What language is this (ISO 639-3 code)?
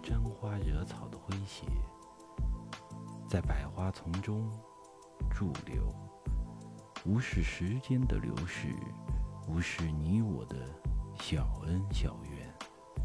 zho